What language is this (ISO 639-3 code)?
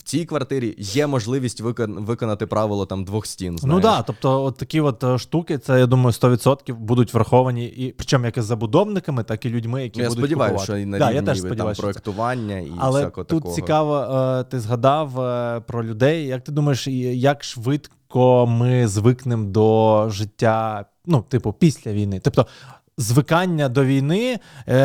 ukr